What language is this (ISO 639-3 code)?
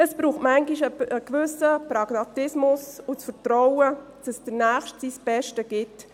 gsw